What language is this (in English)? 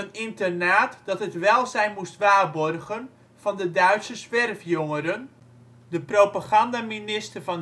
Dutch